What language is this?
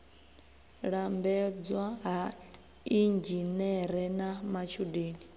Venda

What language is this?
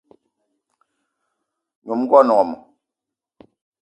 Eton (Cameroon)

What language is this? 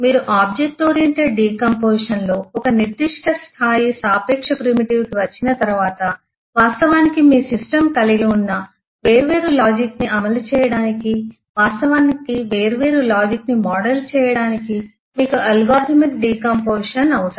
Telugu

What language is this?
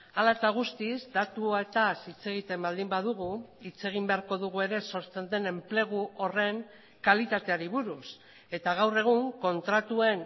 Basque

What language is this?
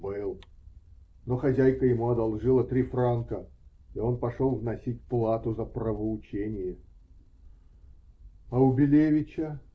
Russian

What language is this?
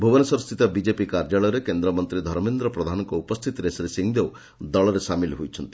Odia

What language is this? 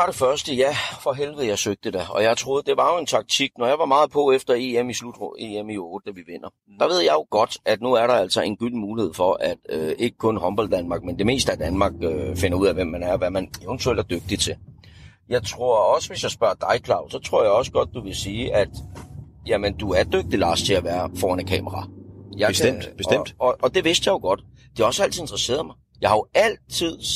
Danish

